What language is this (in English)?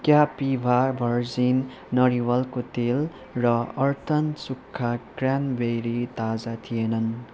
Nepali